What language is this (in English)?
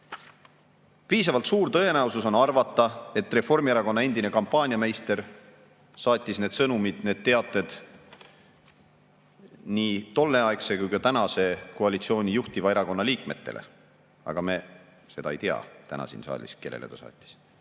Estonian